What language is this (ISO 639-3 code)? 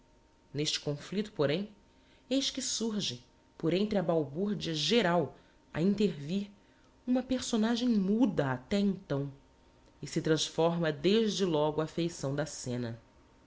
por